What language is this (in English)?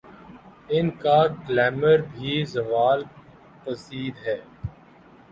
Urdu